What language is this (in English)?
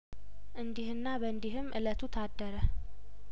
Amharic